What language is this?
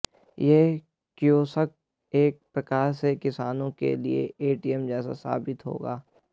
Hindi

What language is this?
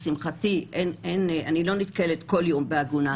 Hebrew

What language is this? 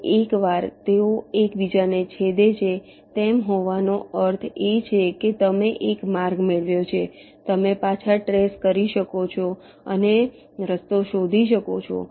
Gujarati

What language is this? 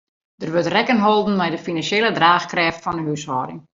Western Frisian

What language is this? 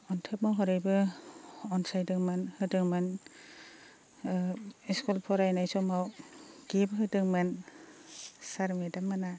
Bodo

